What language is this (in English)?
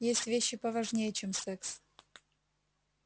Russian